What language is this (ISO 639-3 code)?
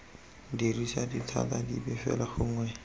tsn